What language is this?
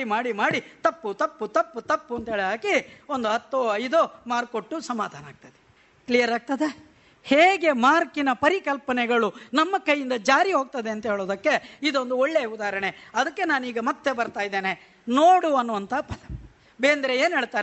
Kannada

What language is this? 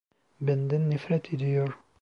Turkish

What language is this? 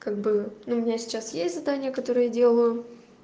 Russian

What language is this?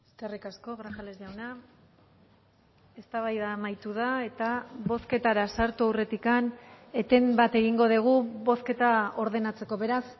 Basque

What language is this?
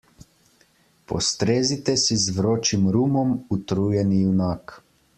Slovenian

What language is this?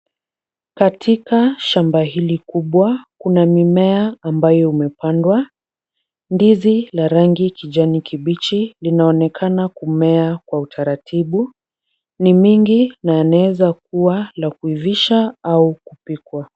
Swahili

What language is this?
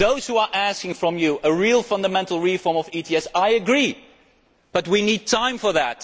English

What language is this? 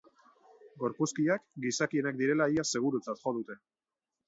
Basque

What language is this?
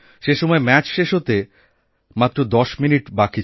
Bangla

